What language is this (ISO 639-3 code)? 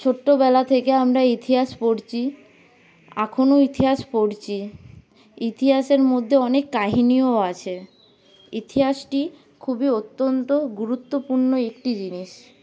ben